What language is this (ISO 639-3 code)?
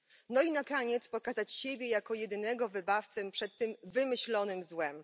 pol